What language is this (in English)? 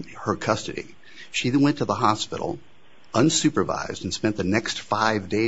English